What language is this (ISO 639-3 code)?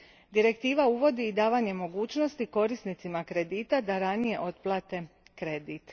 hrv